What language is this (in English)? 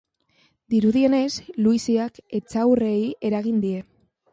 Basque